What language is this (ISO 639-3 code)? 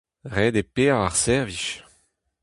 bre